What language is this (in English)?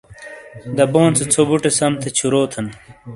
Shina